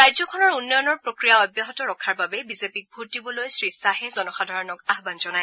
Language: Assamese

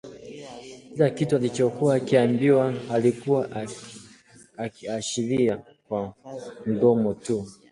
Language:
Swahili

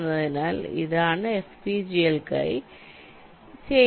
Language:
Malayalam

